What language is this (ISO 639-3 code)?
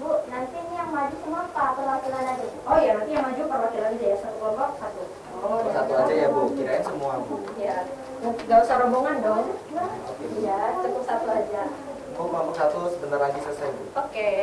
ind